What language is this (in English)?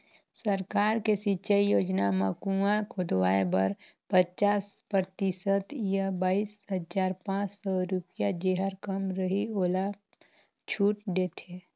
Chhattisgarhi